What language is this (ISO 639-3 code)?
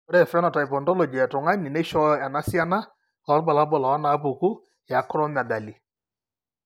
mas